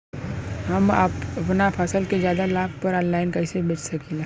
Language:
Bhojpuri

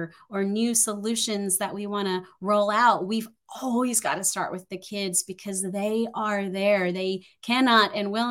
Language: English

